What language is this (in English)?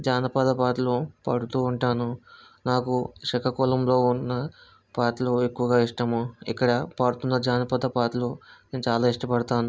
Telugu